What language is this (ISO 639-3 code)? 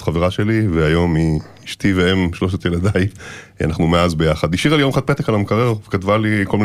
heb